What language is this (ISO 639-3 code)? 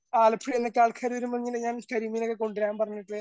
mal